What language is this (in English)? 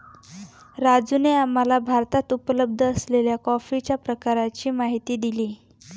Marathi